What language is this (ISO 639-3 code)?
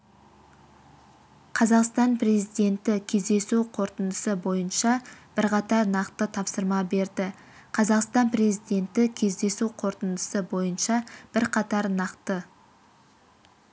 kaz